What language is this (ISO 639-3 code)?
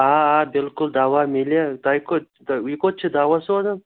kas